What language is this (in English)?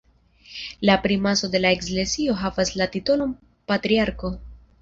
Esperanto